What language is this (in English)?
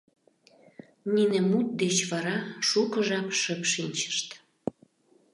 Mari